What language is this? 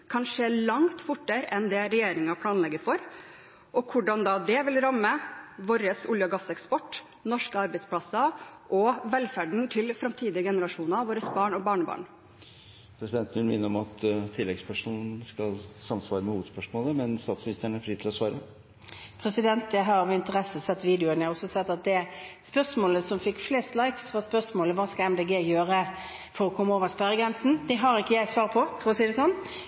Norwegian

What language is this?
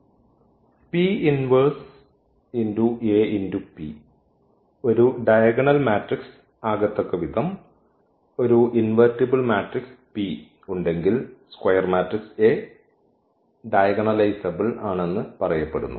Malayalam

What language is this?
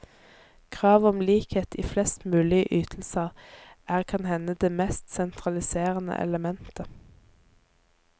Norwegian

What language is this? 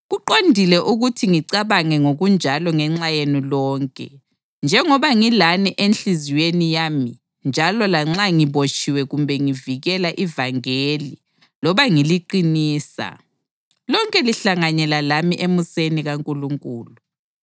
North Ndebele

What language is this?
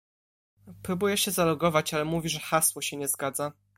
Polish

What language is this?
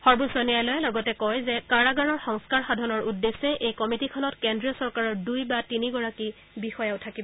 Assamese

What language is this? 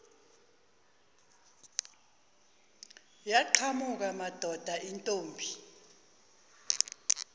Zulu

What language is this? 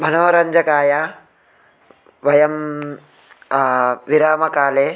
Sanskrit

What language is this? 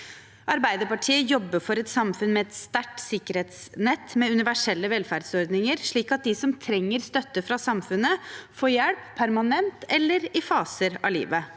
Norwegian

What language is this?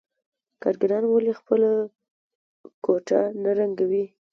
Pashto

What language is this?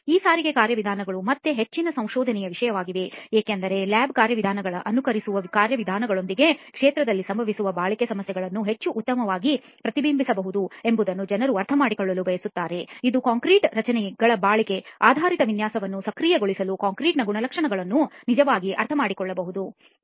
Kannada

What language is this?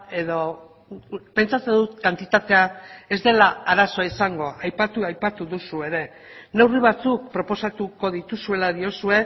Basque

